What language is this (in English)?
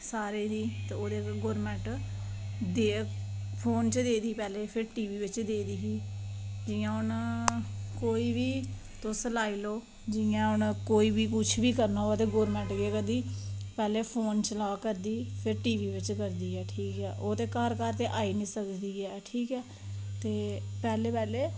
Dogri